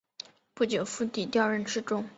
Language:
Chinese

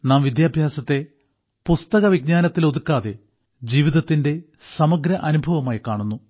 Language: Malayalam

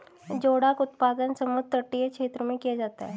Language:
Hindi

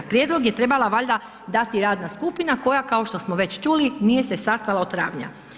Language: Croatian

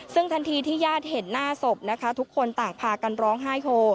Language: Thai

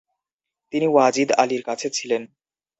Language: Bangla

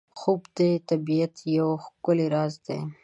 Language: Pashto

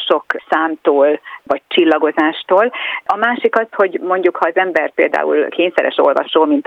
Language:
Hungarian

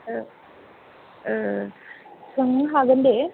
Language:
Bodo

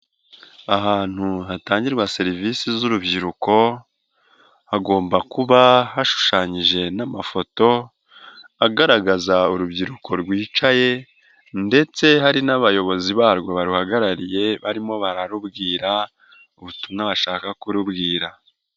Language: Kinyarwanda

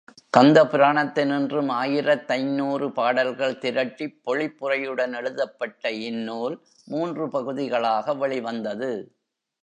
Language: Tamil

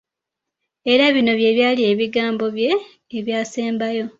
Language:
Ganda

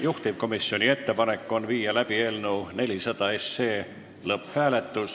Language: Estonian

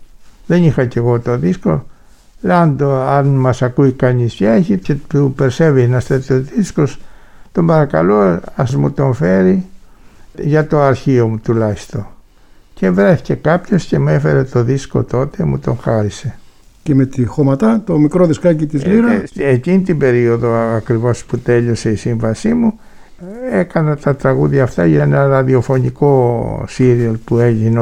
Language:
Greek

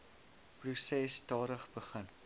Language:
Afrikaans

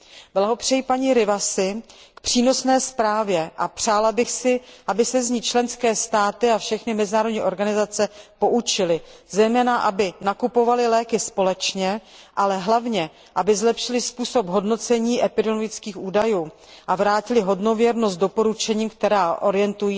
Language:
Czech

